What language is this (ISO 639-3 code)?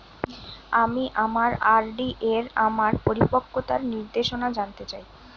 ben